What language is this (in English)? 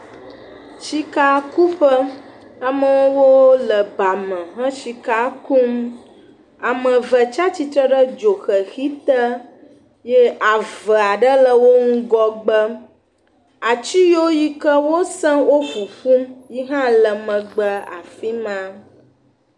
Ewe